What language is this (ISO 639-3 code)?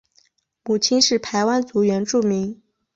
zho